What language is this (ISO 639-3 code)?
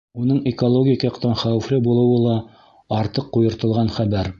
bak